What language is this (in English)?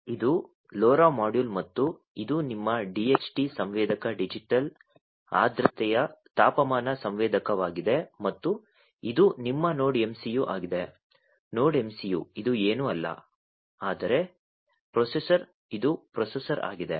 Kannada